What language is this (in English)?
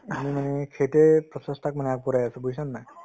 Assamese